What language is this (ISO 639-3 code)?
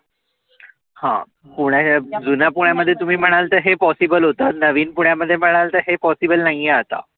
mar